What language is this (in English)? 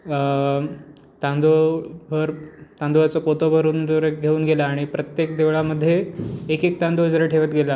Marathi